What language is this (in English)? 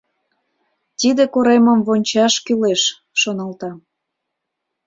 Mari